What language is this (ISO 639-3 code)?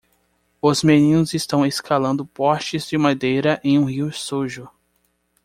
por